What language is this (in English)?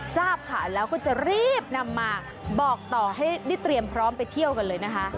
Thai